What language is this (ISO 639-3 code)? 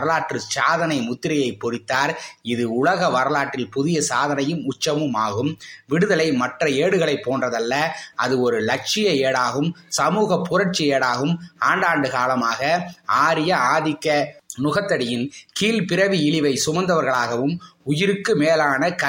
tam